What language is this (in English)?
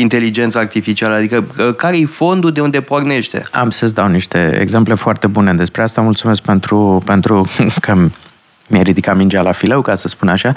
Romanian